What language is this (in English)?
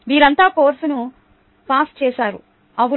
Telugu